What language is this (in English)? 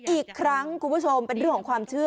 Thai